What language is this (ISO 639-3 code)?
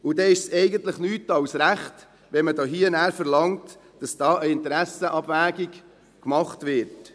gsw